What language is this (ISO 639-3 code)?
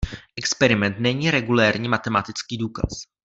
ces